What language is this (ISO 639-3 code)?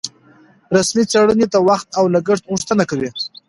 pus